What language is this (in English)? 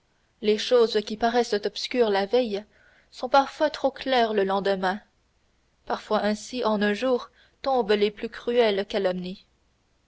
French